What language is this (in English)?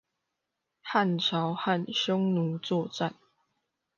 Chinese